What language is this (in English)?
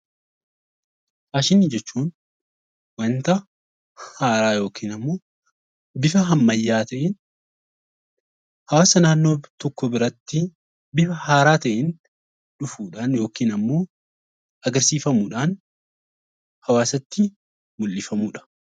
Oromo